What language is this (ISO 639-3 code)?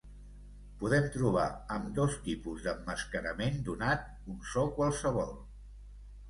cat